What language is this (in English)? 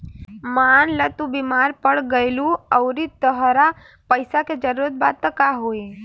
Bhojpuri